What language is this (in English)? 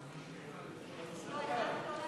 Hebrew